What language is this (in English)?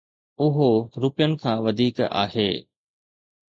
Sindhi